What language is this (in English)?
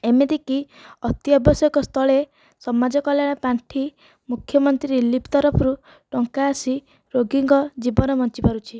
Odia